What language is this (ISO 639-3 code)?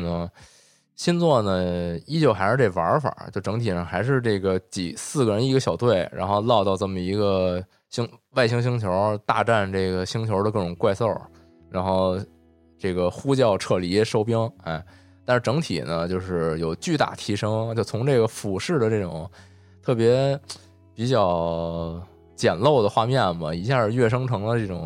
zho